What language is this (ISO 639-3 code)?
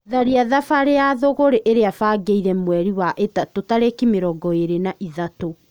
kik